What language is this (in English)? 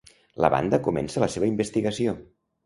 Catalan